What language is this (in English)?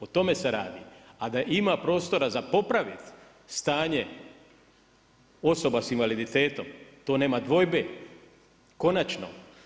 Croatian